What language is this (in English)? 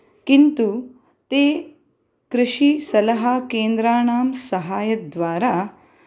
Sanskrit